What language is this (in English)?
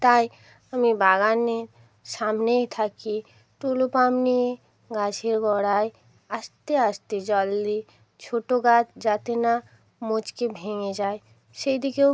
Bangla